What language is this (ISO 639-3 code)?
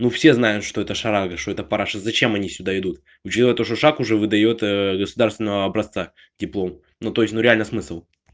rus